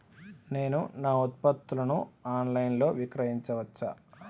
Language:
Telugu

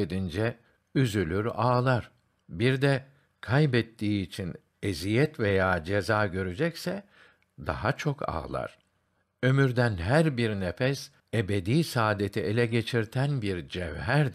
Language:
Turkish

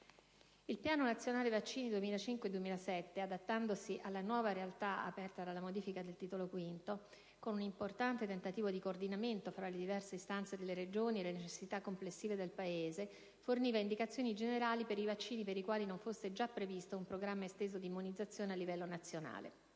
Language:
Italian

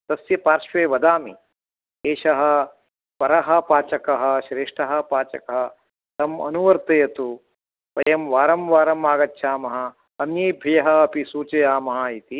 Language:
Sanskrit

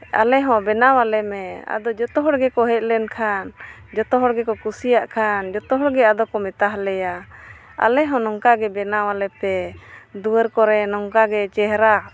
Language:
Santali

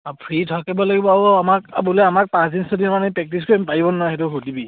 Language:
Assamese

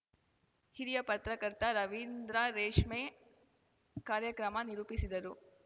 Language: Kannada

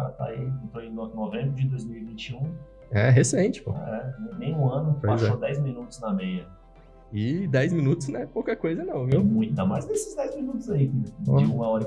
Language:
Portuguese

